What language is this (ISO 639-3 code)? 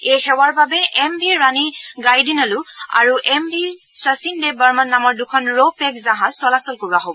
asm